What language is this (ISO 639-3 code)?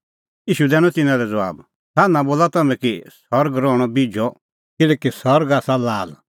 kfx